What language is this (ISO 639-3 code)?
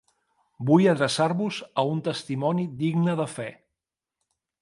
cat